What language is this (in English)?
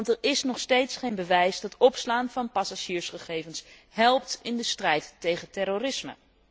Dutch